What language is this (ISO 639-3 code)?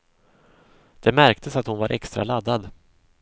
swe